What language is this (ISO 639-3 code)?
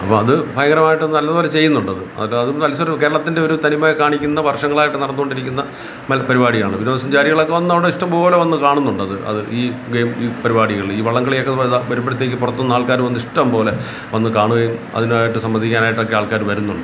mal